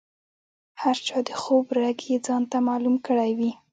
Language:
Pashto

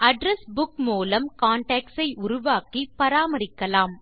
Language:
Tamil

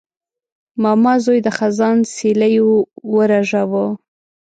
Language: Pashto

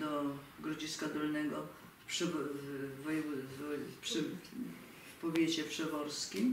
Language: Polish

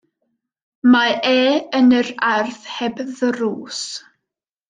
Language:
Welsh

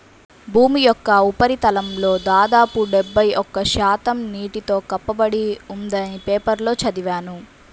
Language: Telugu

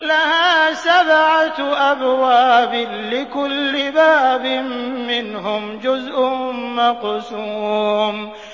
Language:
Arabic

